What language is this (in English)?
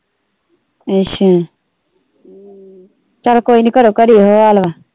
Punjabi